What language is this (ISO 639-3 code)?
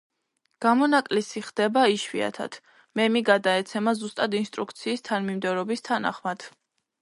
kat